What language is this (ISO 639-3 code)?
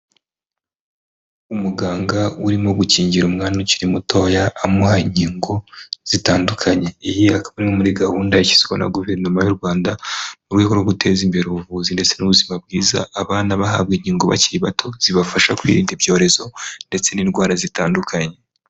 kin